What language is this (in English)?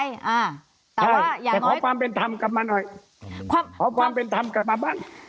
Thai